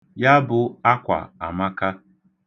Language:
Igbo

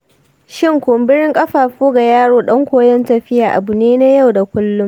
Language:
Hausa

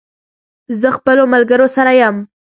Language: Pashto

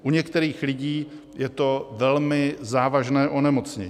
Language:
Czech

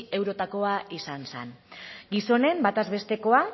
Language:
Basque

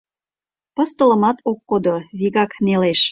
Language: Mari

